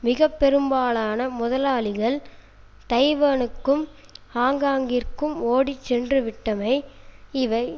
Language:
Tamil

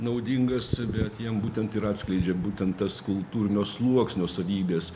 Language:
Lithuanian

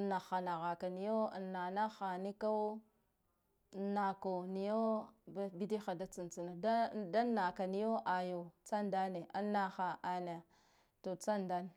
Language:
Guduf-Gava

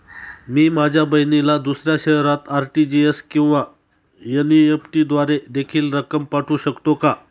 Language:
Marathi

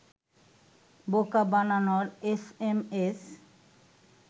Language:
Bangla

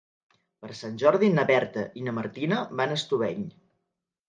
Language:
Catalan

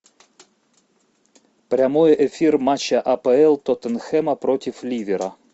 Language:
Russian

